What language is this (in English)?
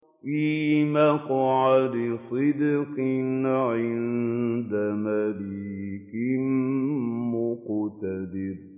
Arabic